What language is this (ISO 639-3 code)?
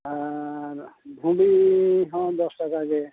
sat